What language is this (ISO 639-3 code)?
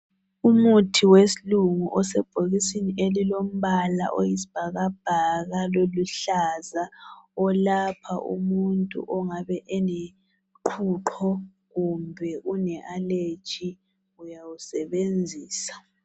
nde